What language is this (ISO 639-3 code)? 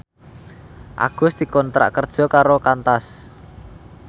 jav